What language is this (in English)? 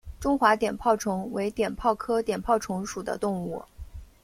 Chinese